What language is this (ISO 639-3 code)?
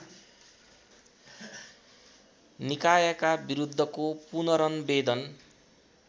nep